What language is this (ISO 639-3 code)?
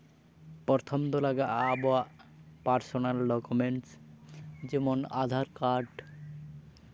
sat